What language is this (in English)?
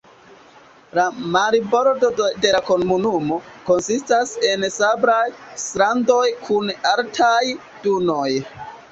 Esperanto